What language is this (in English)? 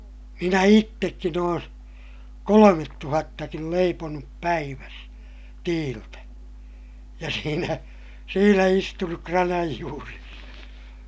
Finnish